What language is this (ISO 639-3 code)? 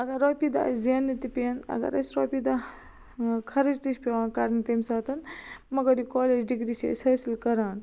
kas